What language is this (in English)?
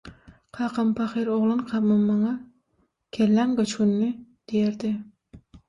Turkmen